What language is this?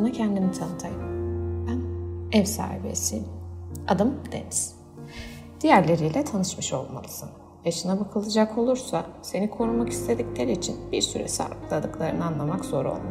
Turkish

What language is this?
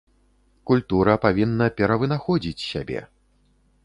Belarusian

